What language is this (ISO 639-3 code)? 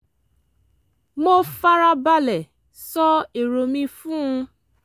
yor